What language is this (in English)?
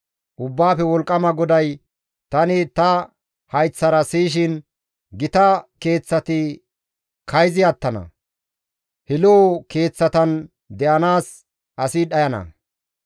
Gamo